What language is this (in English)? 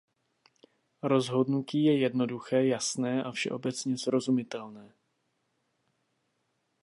Czech